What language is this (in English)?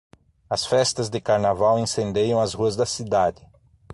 Portuguese